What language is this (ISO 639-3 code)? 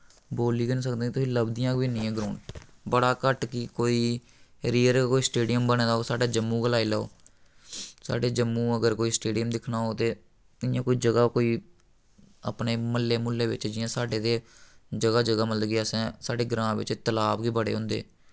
doi